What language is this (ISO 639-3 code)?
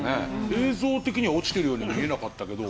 jpn